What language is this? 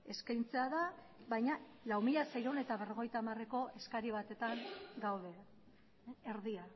Basque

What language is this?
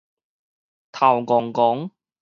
Min Nan Chinese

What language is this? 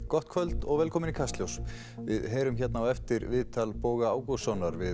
Icelandic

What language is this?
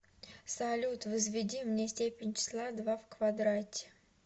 Russian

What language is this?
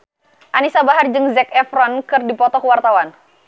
Sundanese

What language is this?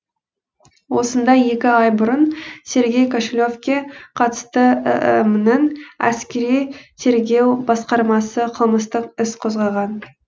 Kazakh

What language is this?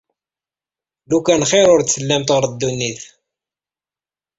Kabyle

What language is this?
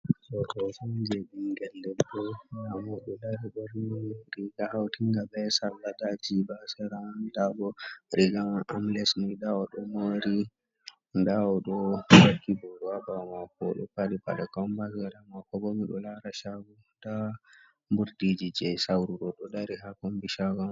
Fula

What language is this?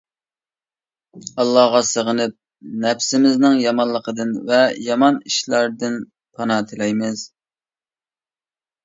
Uyghur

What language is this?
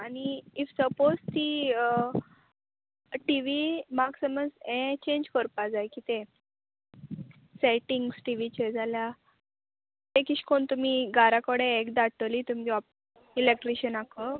Konkani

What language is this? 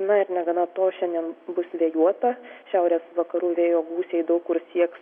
Lithuanian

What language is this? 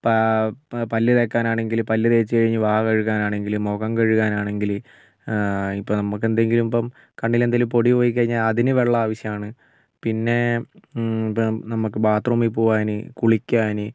Malayalam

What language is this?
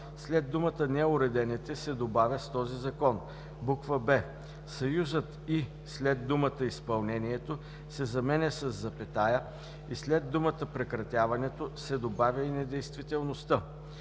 Bulgarian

